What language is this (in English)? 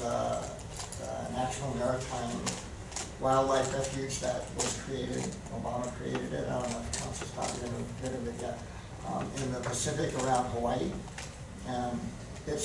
English